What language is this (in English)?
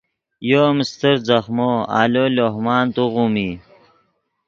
Yidgha